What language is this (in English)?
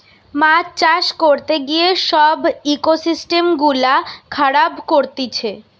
Bangla